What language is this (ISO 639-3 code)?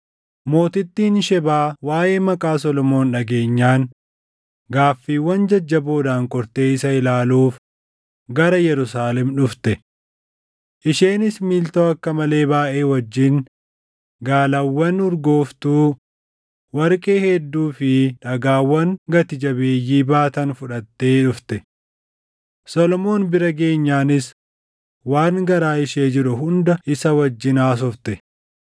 orm